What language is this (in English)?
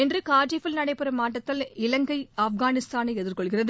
Tamil